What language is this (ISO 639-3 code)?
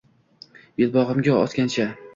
uzb